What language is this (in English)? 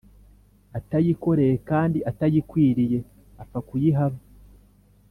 Kinyarwanda